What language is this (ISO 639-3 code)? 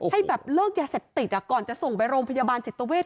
tha